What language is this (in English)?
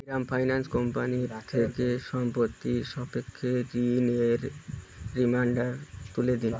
Bangla